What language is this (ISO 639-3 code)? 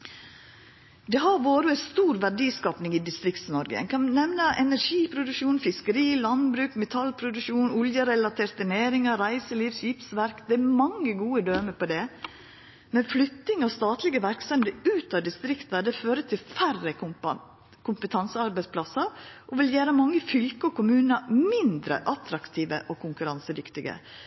nno